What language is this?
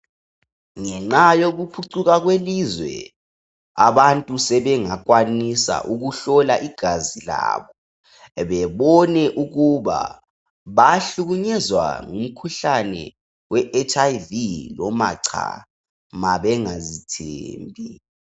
North Ndebele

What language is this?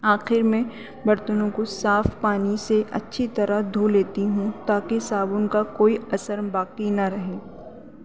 Urdu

